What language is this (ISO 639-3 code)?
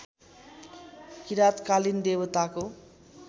nep